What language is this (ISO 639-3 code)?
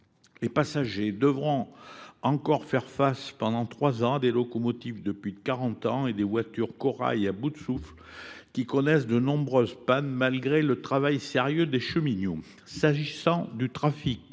fra